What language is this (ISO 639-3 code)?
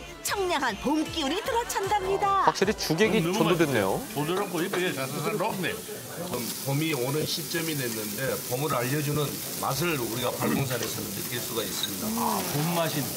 kor